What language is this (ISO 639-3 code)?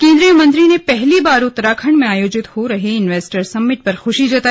hin